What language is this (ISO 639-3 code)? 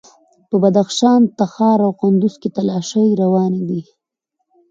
pus